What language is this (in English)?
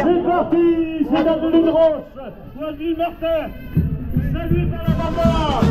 French